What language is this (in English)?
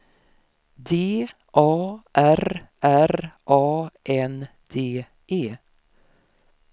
Swedish